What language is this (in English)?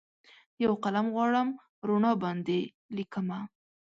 Pashto